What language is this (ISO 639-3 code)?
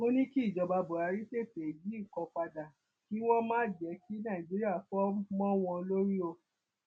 yor